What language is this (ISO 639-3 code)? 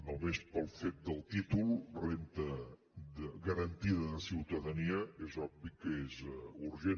cat